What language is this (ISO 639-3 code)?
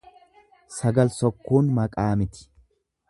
orm